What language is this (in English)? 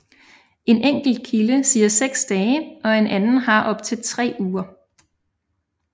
Danish